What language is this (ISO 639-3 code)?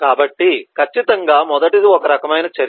tel